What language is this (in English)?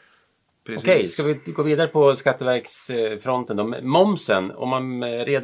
Swedish